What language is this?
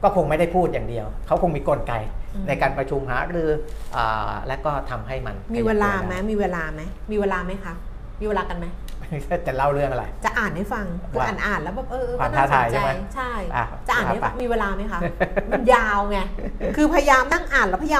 Thai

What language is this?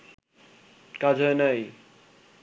Bangla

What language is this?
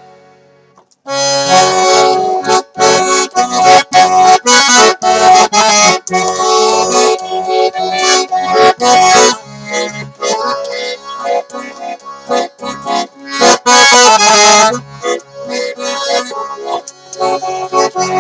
English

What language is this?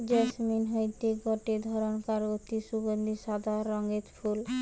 Bangla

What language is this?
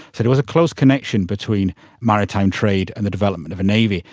English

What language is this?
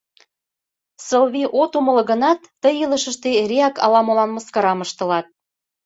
Mari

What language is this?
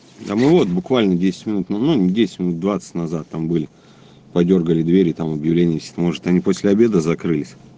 Russian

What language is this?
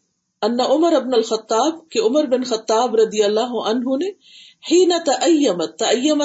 Urdu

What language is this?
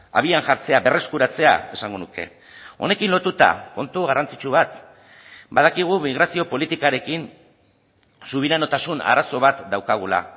Basque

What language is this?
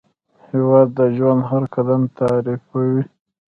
Pashto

